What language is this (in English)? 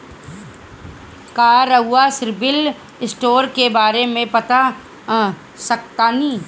Bhojpuri